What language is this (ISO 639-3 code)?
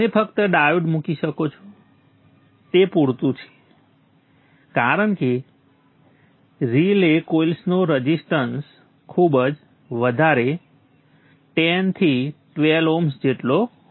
guj